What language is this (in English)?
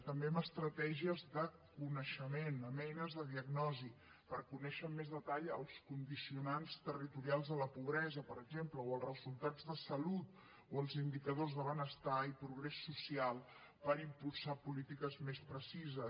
Catalan